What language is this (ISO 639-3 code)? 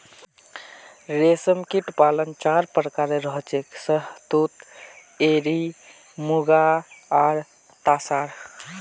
mag